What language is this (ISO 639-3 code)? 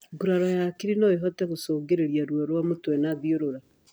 kik